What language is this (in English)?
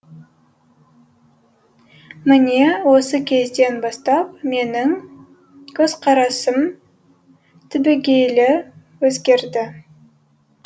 Kazakh